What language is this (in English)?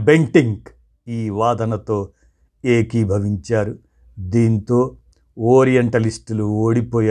Telugu